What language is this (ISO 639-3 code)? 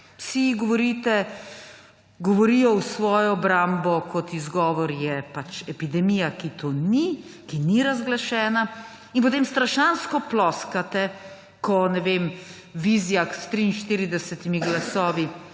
slv